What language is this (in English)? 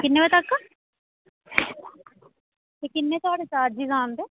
Dogri